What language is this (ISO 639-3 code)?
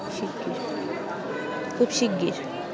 ben